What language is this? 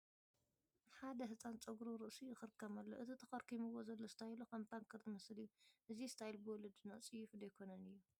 Tigrinya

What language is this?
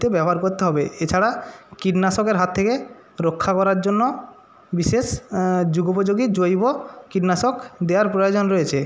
Bangla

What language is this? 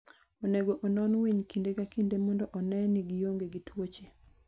Luo (Kenya and Tanzania)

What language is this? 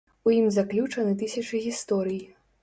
Belarusian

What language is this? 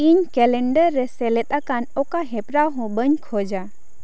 Santali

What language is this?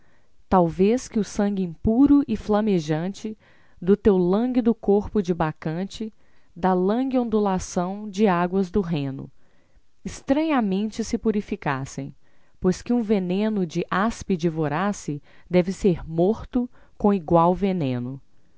Portuguese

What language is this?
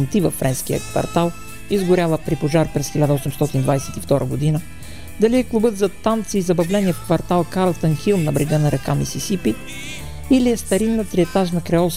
Bulgarian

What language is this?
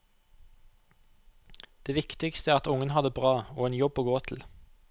Norwegian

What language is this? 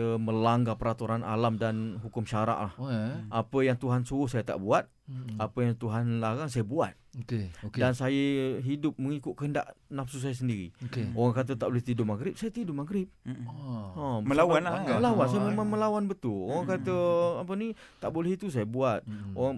Malay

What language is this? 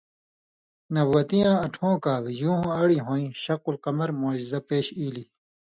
Indus Kohistani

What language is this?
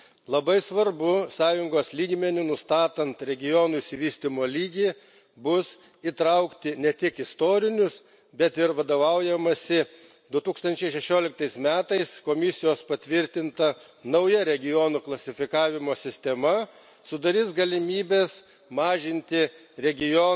Lithuanian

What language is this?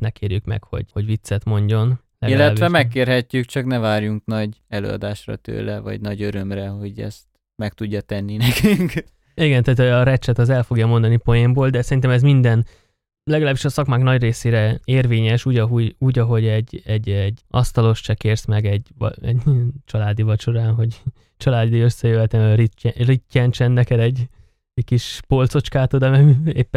Hungarian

